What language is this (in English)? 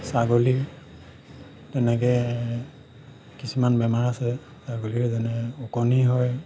Assamese